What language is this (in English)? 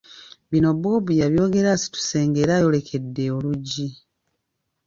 Ganda